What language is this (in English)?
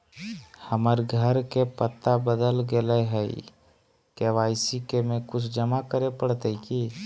Magahi